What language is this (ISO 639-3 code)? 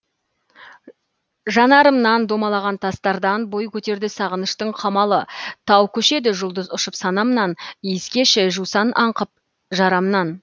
kaz